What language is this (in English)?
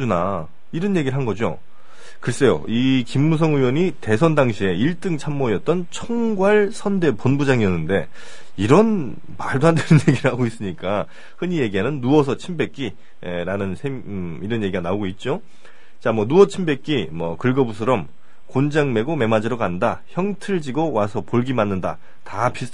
Korean